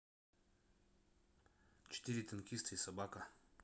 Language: Russian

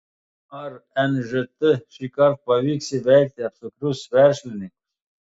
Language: Lithuanian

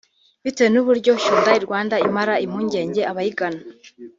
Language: Kinyarwanda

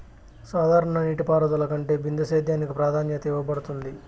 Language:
Telugu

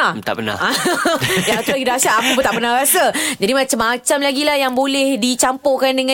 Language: Malay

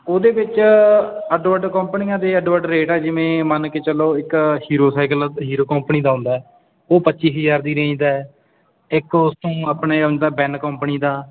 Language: Punjabi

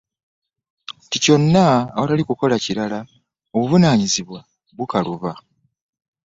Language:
Ganda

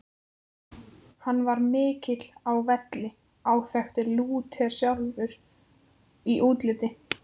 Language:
Icelandic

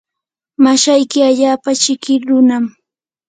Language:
Yanahuanca Pasco Quechua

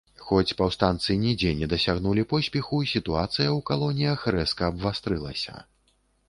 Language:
Belarusian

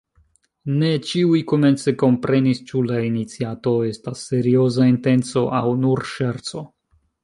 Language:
Esperanto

